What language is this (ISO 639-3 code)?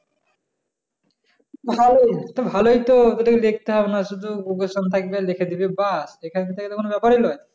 ben